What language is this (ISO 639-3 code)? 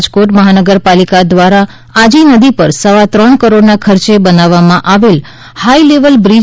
guj